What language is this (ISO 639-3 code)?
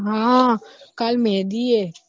guj